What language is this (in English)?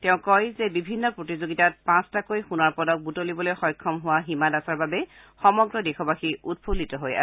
Assamese